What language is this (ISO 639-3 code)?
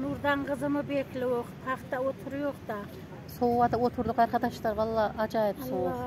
tur